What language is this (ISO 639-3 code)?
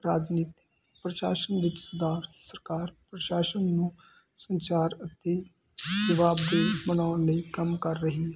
pan